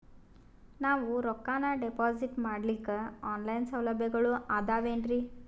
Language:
Kannada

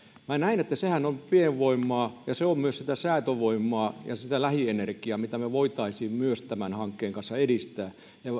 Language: Finnish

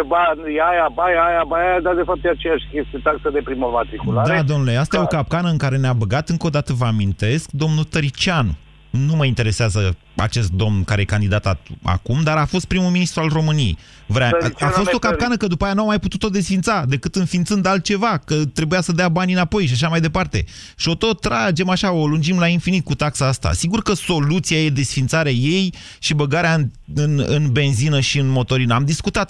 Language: Romanian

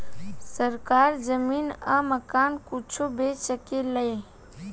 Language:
Bhojpuri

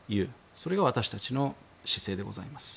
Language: Japanese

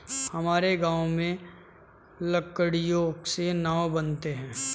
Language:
Hindi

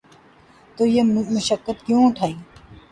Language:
Urdu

